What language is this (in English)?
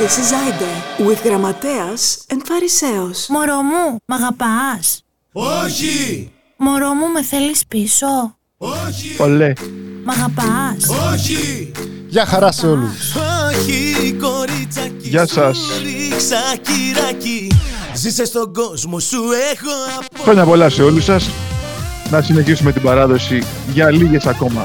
Greek